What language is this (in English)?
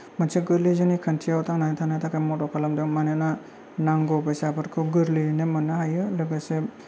Bodo